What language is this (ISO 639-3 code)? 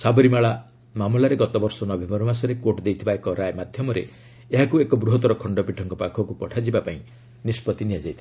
ori